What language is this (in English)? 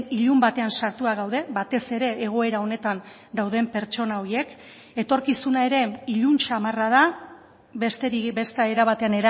Basque